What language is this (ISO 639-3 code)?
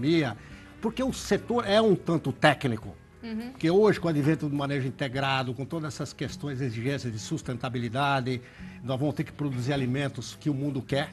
por